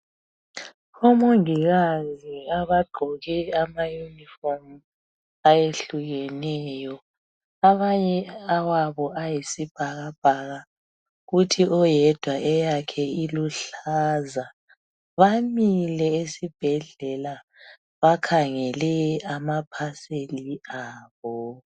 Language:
North Ndebele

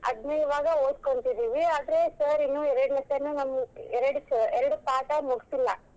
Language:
Kannada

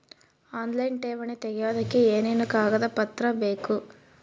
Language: Kannada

